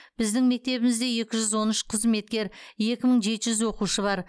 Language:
Kazakh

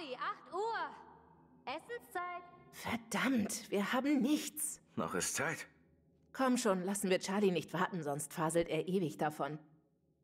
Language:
German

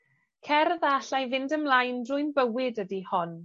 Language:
Welsh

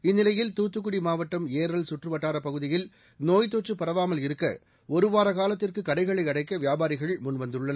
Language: Tamil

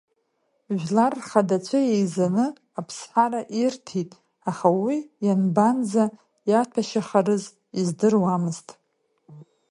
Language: Abkhazian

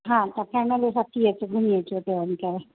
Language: Sindhi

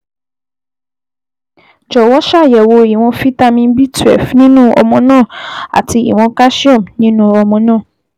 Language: Yoruba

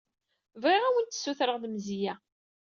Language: Kabyle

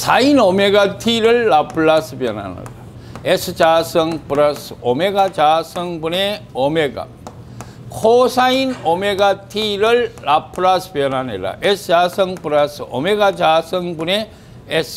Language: Korean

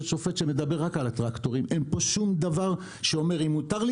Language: Hebrew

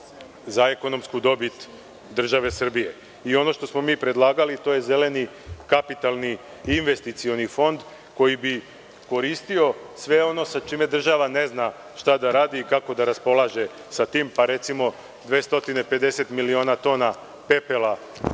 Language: Serbian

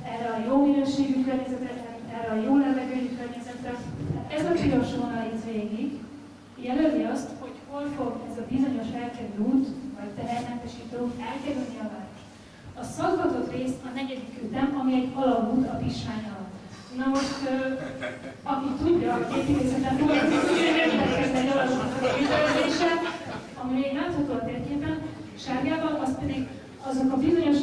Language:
Hungarian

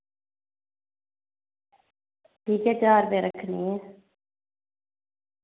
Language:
Dogri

